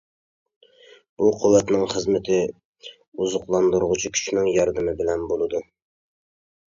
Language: Uyghur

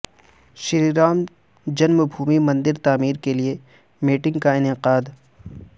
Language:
Urdu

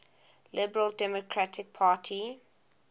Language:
English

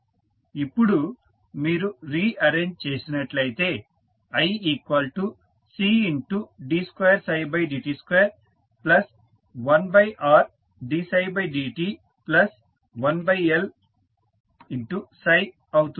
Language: Telugu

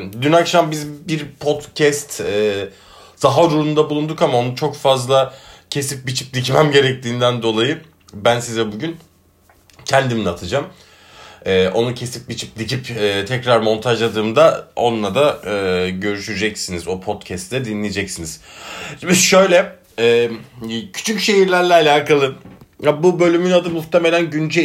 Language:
Turkish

